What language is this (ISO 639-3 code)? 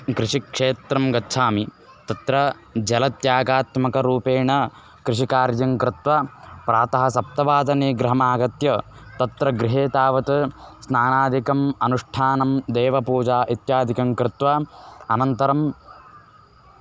san